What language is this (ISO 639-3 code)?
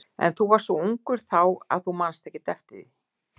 isl